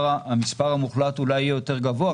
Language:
Hebrew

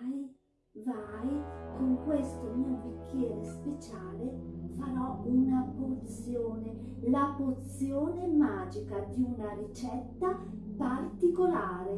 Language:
Italian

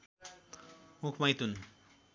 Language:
Nepali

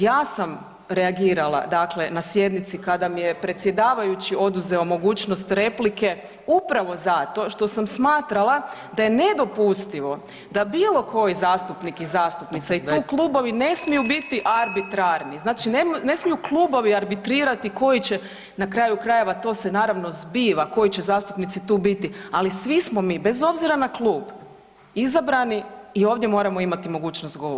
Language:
Croatian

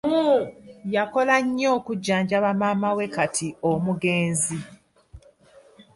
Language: Ganda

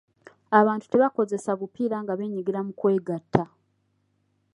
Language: Ganda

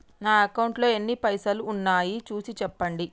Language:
Telugu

